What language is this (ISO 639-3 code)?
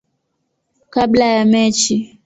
swa